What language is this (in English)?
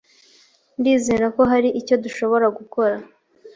Kinyarwanda